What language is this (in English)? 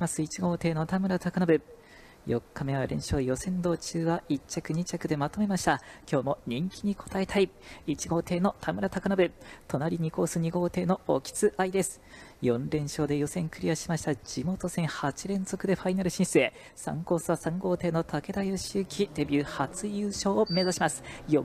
Japanese